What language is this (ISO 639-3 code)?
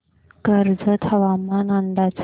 mar